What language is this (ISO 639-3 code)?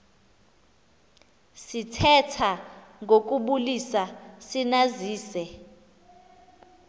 xho